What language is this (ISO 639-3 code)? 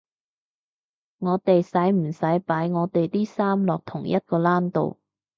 yue